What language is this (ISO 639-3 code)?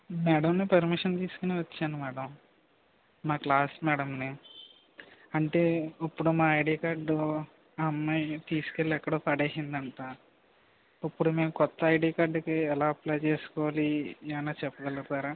tel